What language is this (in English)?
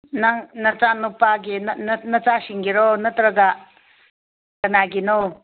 Manipuri